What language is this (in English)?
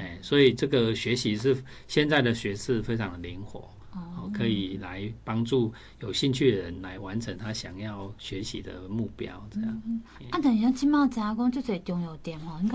Chinese